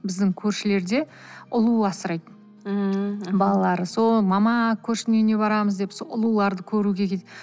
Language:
Kazakh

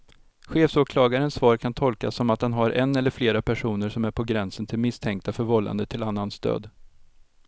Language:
Swedish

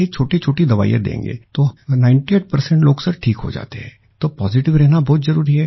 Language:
Hindi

